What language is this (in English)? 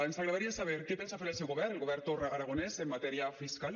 Catalan